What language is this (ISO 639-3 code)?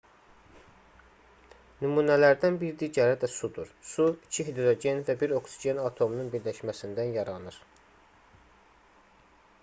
aze